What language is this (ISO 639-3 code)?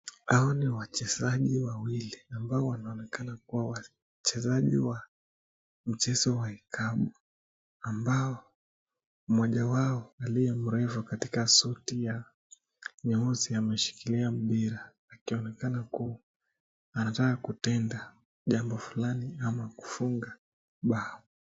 swa